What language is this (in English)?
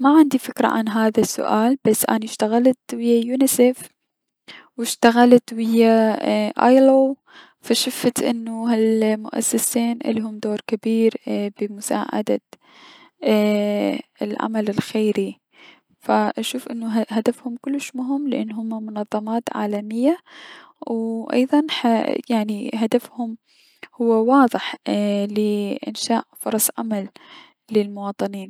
Mesopotamian Arabic